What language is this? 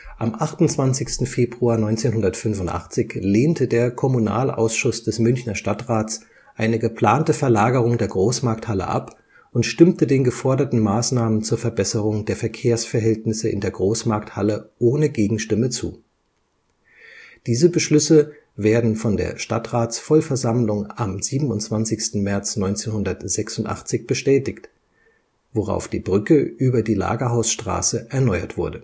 German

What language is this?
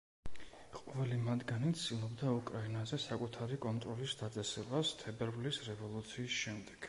Georgian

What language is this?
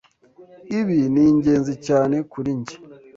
Kinyarwanda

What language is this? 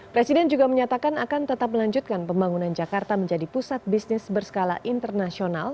Indonesian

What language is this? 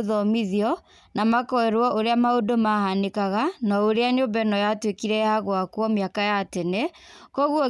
Kikuyu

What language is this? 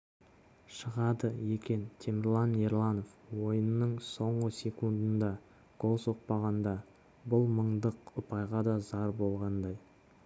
Kazakh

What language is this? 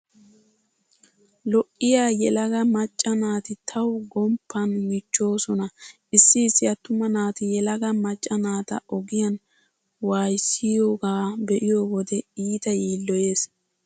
Wolaytta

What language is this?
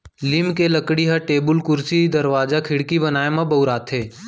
Chhattisgarhi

